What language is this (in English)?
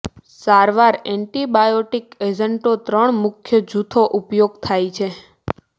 Gujarati